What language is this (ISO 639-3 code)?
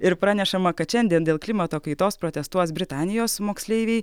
lit